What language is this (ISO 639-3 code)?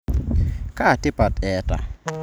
mas